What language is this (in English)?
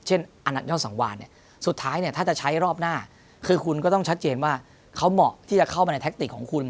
Thai